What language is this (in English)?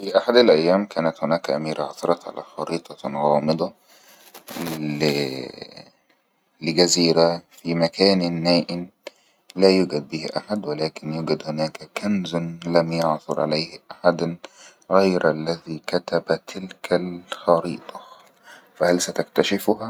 Egyptian Arabic